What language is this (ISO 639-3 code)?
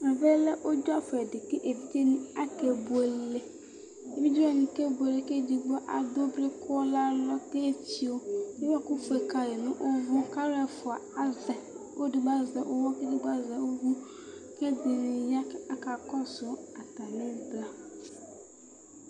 kpo